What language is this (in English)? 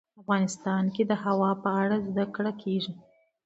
Pashto